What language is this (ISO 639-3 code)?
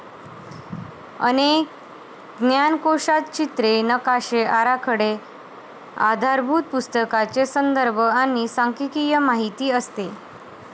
mar